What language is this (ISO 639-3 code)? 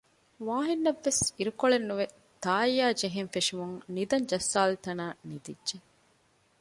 div